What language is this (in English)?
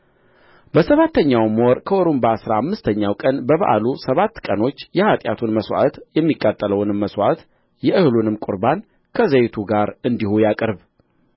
Amharic